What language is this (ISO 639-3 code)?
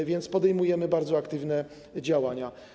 pol